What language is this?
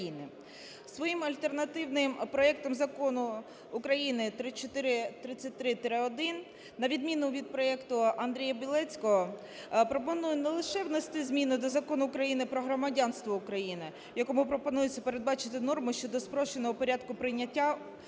Ukrainian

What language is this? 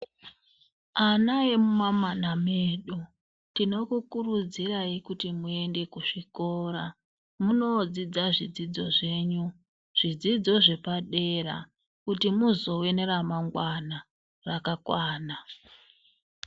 Ndau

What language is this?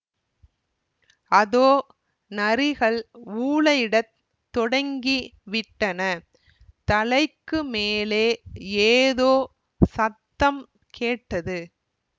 Tamil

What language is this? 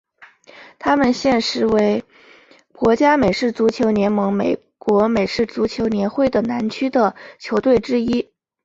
Chinese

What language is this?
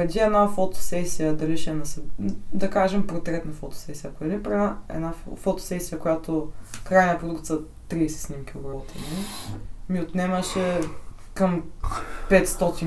Bulgarian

